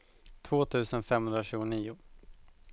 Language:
Swedish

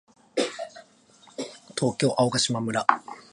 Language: Japanese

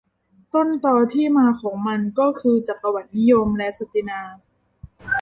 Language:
Thai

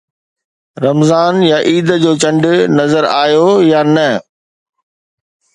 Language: Sindhi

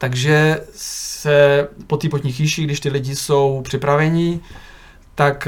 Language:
Czech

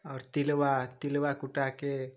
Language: Maithili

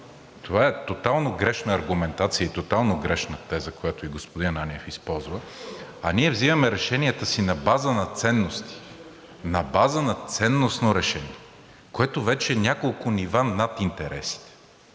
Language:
Bulgarian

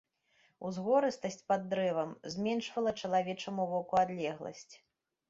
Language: Belarusian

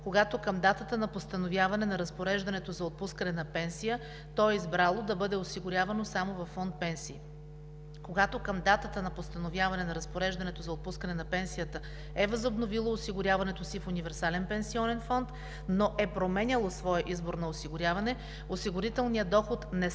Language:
Bulgarian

